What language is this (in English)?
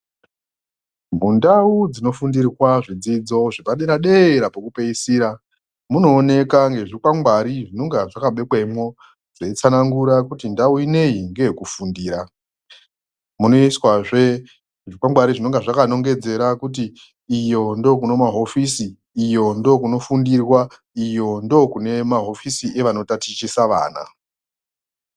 Ndau